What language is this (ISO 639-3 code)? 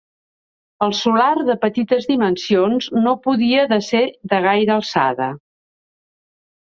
cat